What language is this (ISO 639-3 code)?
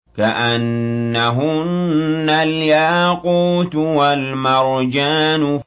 ara